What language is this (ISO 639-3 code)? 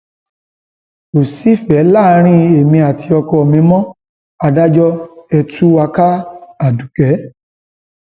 yor